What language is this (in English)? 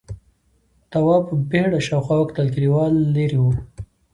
Pashto